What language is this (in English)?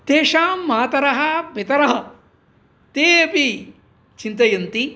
Sanskrit